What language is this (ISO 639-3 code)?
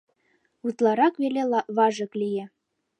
chm